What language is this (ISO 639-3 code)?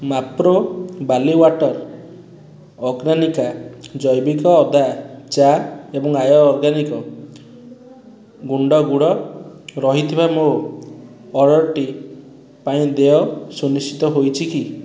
ori